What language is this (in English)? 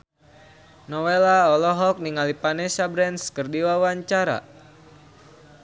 Sundanese